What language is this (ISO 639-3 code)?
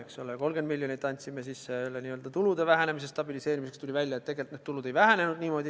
est